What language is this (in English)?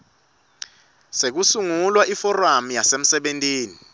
Swati